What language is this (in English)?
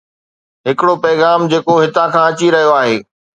Sindhi